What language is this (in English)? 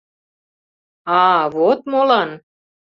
Mari